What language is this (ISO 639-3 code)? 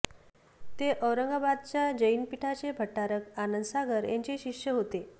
mar